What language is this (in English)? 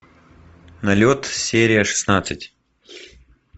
Russian